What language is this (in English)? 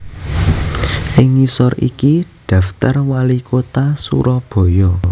Javanese